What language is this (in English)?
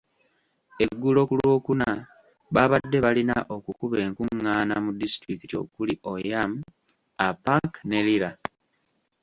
Ganda